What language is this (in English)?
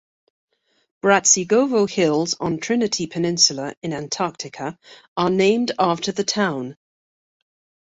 English